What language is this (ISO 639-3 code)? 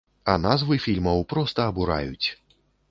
bel